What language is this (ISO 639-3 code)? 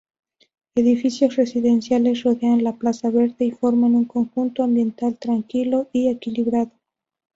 spa